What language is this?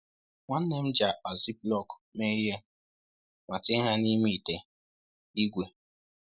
Igbo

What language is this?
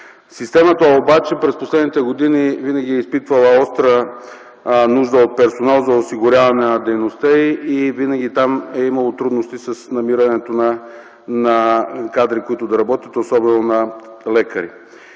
Bulgarian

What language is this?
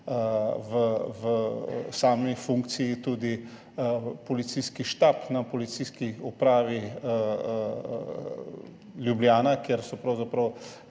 Slovenian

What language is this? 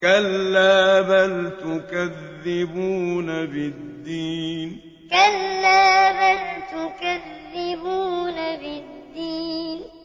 Arabic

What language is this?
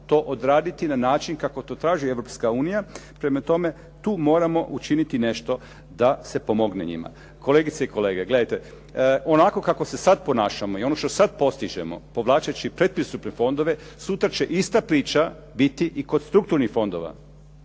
Croatian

